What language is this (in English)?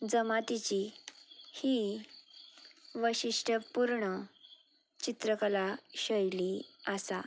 Konkani